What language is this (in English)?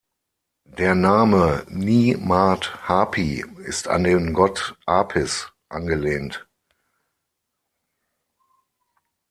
German